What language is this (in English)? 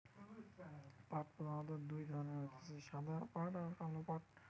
Bangla